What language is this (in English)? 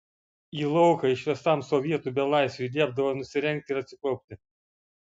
Lithuanian